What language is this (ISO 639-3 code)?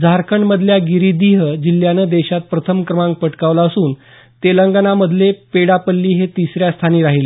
mar